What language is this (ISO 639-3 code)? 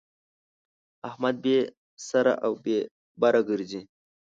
pus